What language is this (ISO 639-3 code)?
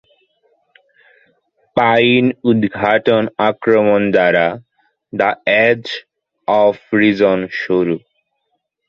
ben